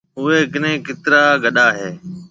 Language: Marwari (Pakistan)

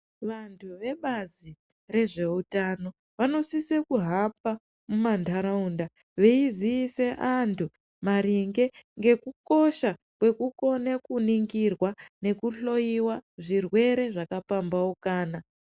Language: Ndau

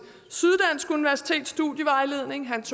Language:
Danish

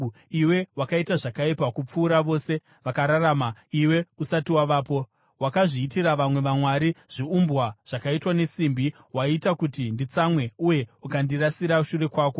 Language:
Shona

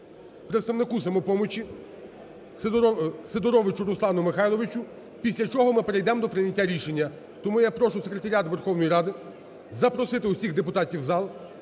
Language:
Ukrainian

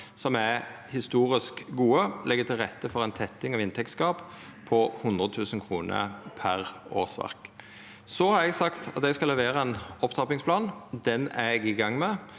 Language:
Norwegian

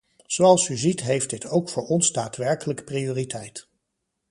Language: Dutch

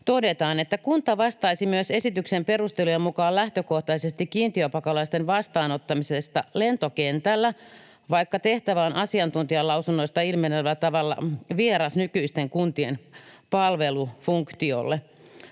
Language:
Finnish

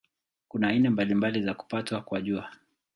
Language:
Swahili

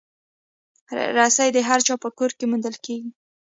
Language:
Pashto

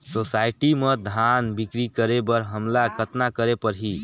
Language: Chhattisgarhi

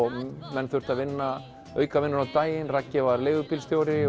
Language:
Icelandic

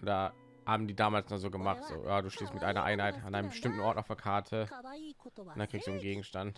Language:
German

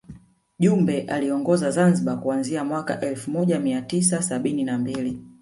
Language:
Swahili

